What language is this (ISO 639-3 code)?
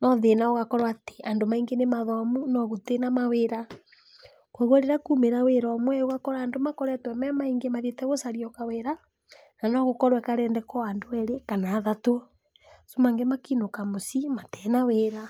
kik